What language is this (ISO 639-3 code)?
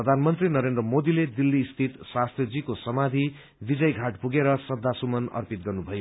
nep